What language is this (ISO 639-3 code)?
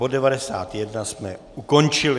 ces